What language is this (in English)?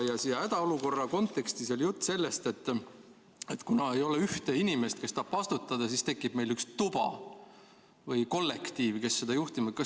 Estonian